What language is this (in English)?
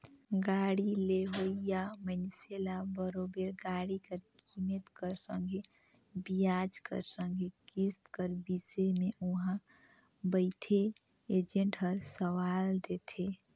Chhattisgarhi